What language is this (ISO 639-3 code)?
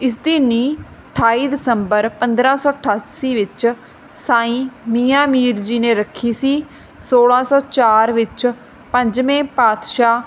pan